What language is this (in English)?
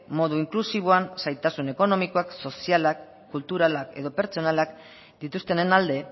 Basque